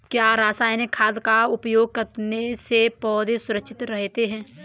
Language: Hindi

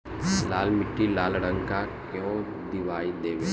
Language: Bhojpuri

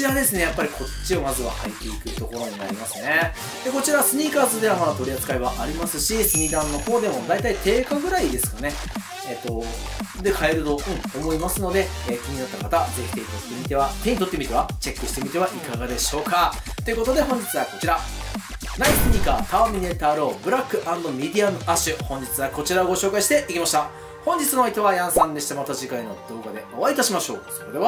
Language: Japanese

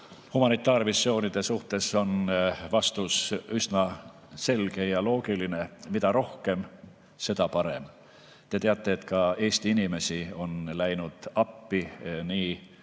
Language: Estonian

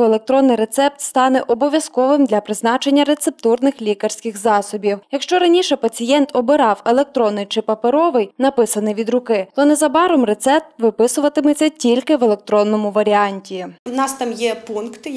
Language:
Ukrainian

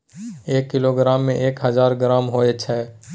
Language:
Maithili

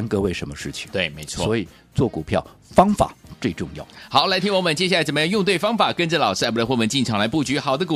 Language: Chinese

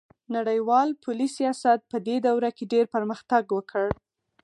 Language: Pashto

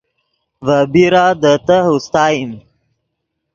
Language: Yidgha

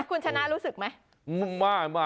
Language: Thai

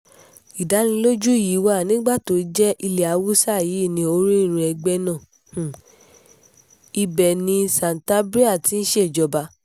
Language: Yoruba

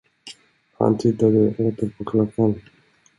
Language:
Swedish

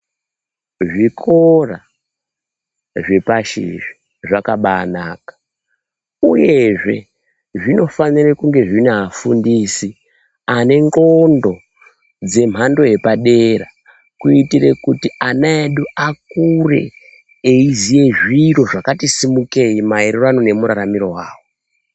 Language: Ndau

